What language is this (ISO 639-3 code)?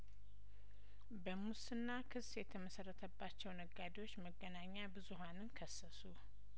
amh